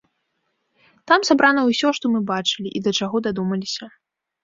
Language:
Belarusian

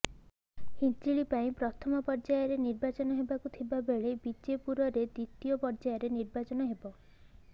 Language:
Odia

